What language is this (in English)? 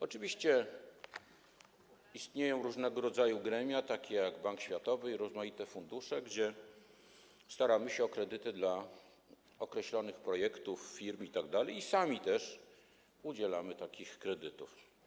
Polish